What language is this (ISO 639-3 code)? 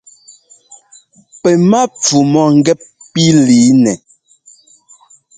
jgo